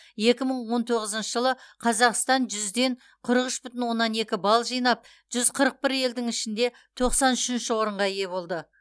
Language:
Kazakh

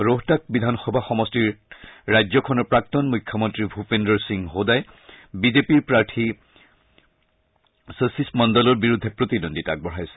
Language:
Assamese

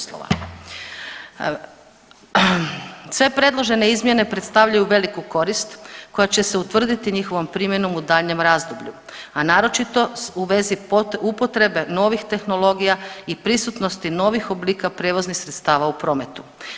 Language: Croatian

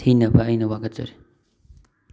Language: Manipuri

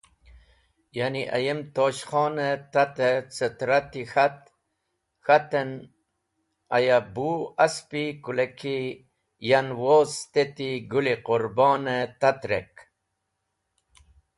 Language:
Wakhi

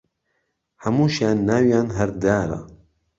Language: Central Kurdish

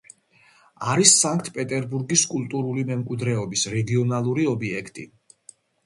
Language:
Georgian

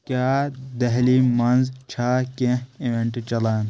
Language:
Kashmiri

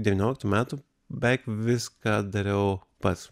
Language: Lithuanian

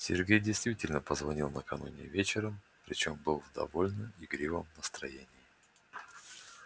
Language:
Russian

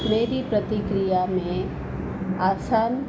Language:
Hindi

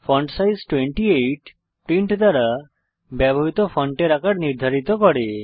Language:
Bangla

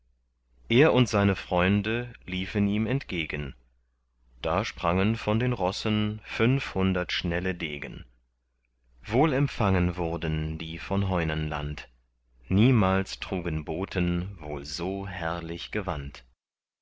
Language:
German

